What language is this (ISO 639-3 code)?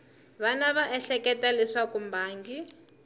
tso